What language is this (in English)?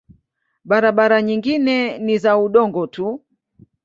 Swahili